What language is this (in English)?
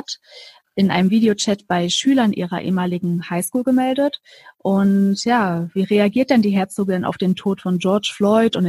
German